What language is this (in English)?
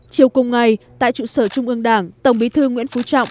Vietnamese